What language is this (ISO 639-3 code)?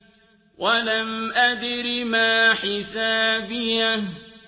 ara